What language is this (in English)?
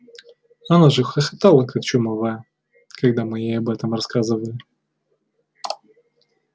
Russian